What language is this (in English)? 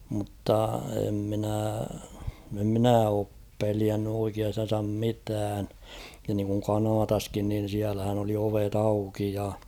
Finnish